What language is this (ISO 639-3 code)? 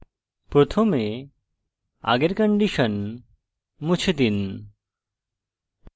ben